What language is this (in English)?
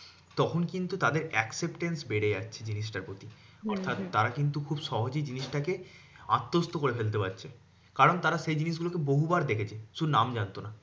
Bangla